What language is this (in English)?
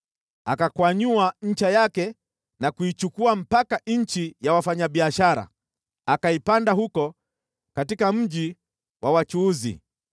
Swahili